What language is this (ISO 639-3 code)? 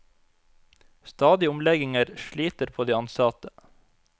nor